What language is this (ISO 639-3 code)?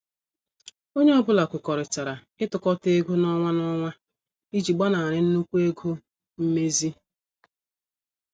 ibo